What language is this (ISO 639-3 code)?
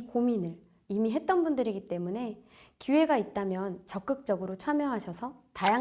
kor